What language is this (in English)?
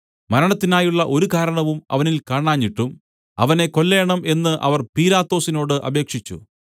Malayalam